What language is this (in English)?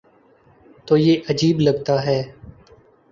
Urdu